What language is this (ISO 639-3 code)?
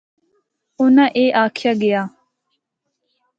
hno